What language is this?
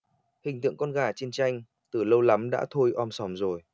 Vietnamese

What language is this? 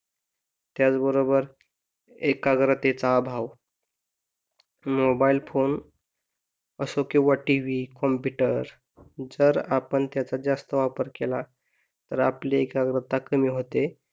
Marathi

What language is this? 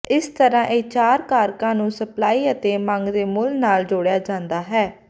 Punjabi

